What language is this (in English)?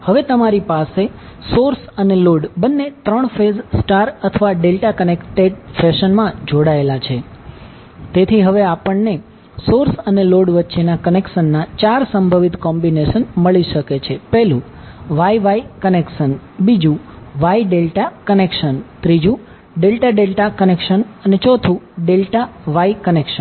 Gujarati